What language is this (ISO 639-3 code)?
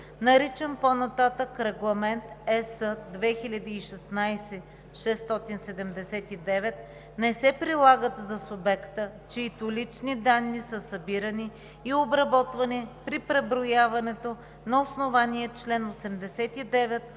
bul